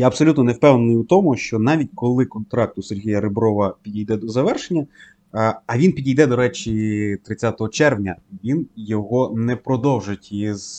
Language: Ukrainian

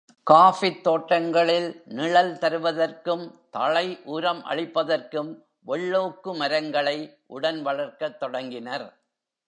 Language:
Tamil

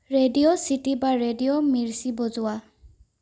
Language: Assamese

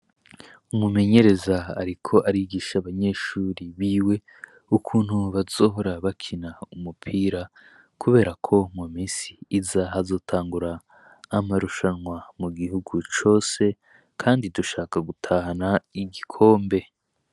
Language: Rundi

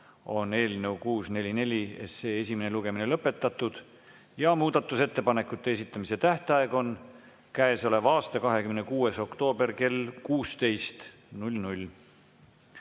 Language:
Estonian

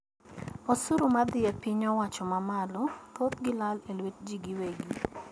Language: Luo (Kenya and Tanzania)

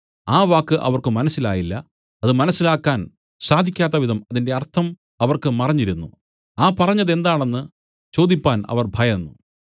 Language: Malayalam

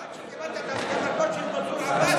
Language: Hebrew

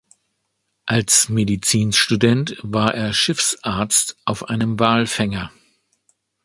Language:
German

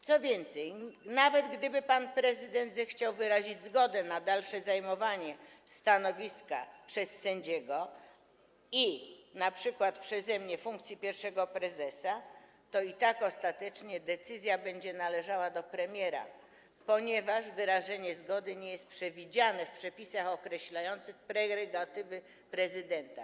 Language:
Polish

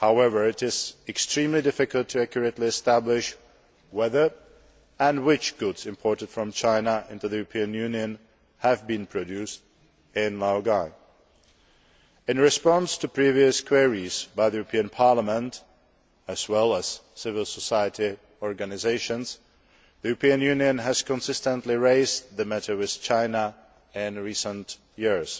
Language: English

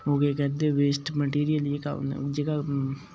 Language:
Dogri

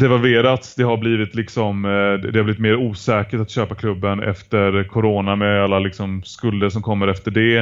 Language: Swedish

